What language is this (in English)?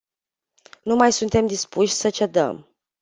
Romanian